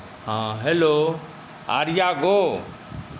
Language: Maithili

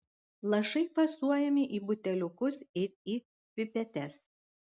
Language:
Lithuanian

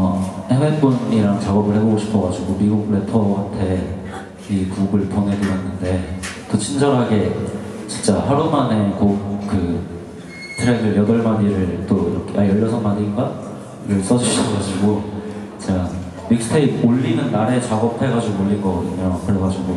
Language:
Korean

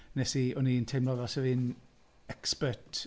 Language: Welsh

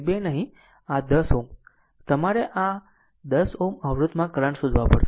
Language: Gujarati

